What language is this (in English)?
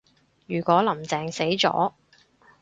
Cantonese